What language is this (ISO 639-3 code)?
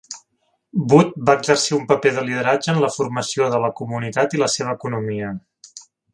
cat